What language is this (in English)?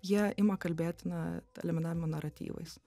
Lithuanian